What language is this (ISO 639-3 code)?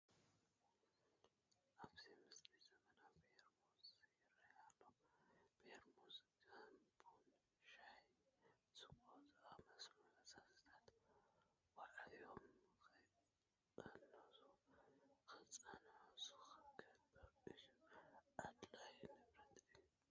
tir